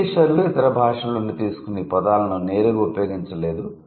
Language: Telugu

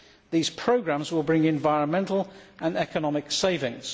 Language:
English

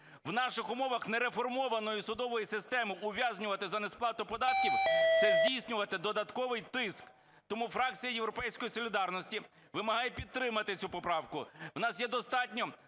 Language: Ukrainian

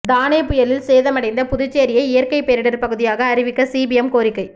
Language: Tamil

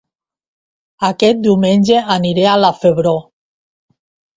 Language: Catalan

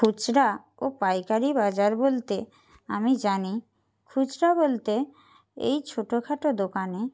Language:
Bangla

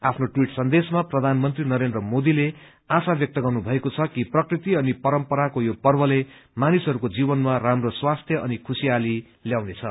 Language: Nepali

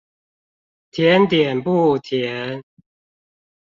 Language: Chinese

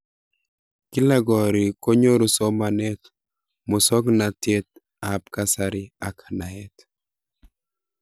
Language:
Kalenjin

